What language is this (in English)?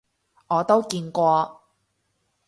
Cantonese